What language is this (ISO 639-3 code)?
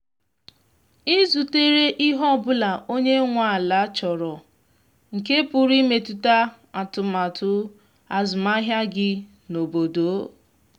ibo